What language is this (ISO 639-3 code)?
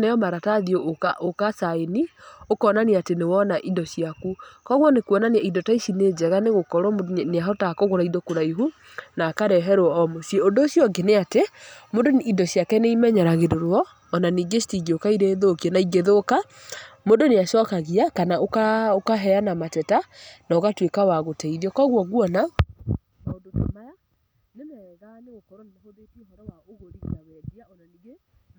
kik